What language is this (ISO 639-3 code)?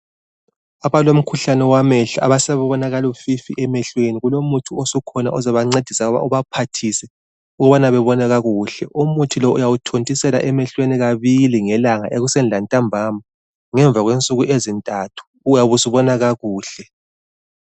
nde